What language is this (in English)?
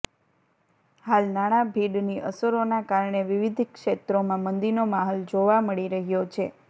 Gujarati